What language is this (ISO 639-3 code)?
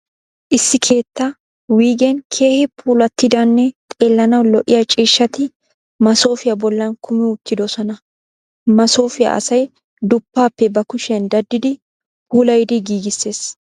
wal